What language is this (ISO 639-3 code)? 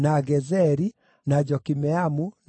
kik